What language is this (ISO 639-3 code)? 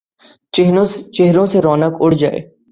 urd